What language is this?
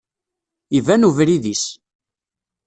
Kabyle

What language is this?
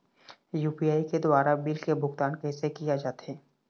Chhattisgarhi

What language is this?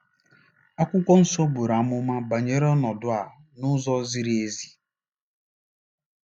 Igbo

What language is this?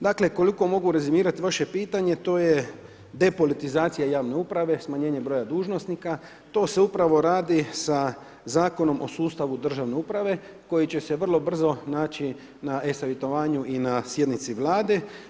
Croatian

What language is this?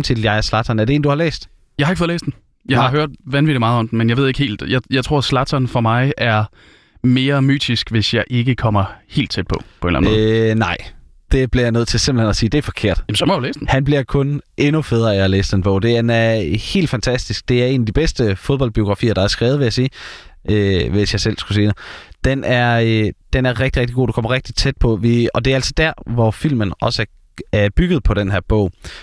Danish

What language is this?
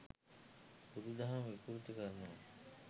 Sinhala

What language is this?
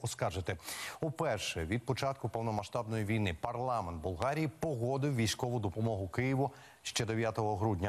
Ukrainian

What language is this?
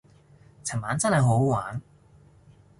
Cantonese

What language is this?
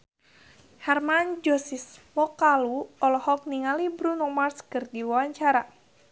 Sundanese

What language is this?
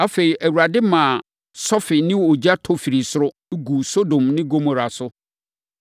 Akan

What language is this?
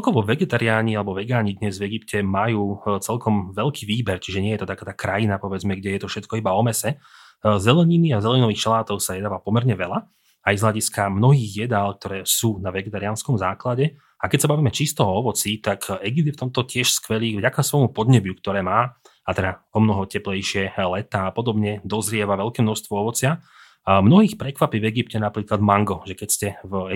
Slovak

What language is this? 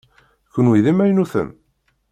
Kabyle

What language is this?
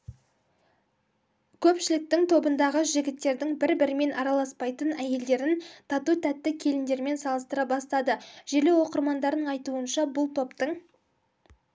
Kazakh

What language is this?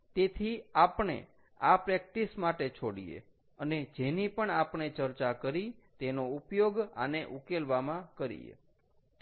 Gujarati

